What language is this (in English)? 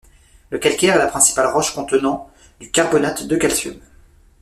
French